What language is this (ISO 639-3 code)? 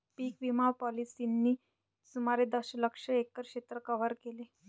mar